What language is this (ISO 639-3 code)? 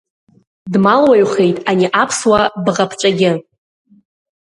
abk